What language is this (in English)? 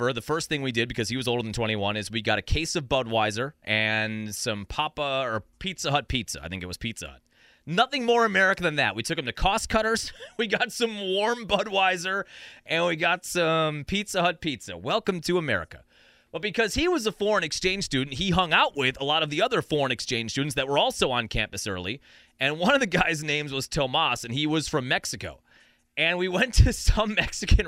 English